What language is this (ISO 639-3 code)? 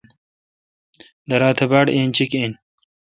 xka